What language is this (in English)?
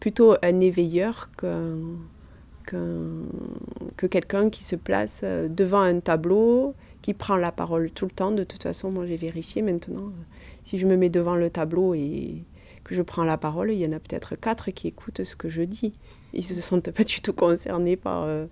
French